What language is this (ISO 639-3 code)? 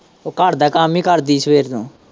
pan